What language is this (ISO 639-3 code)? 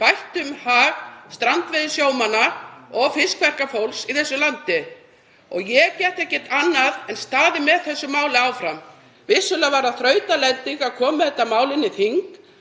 isl